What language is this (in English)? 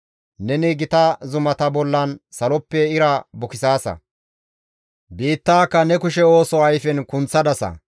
Gamo